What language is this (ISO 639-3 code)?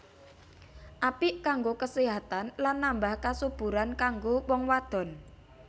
jav